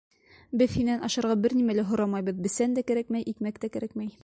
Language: Bashkir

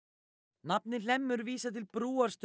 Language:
Icelandic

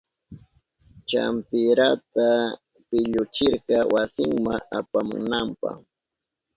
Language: Southern Pastaza Quechua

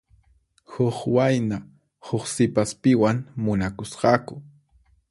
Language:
Puno Quechua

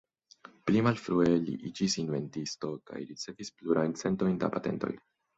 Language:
Esperanto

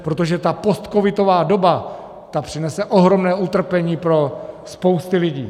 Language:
Czech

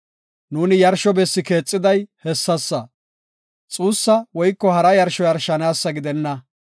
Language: Gofa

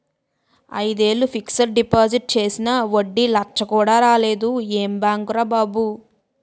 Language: Telugu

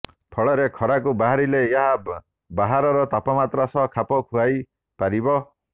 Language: Odia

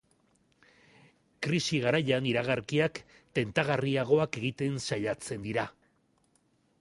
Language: Basque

